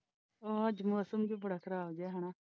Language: Punjabi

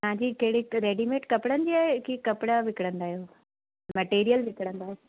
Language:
Sindhi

